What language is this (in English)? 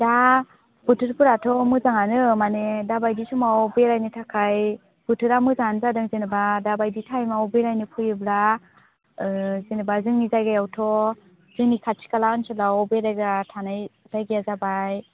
Bodo